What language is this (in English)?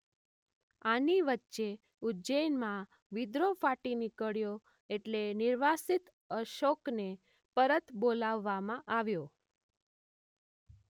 Gujarati